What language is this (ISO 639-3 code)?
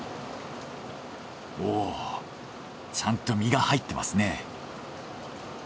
jpn